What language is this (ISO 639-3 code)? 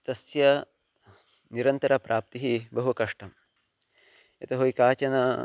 san